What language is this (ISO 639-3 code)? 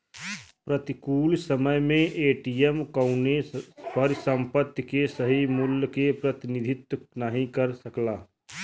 bho